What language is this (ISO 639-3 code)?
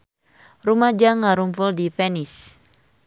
sun